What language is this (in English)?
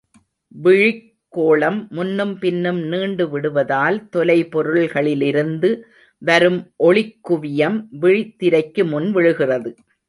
Tamil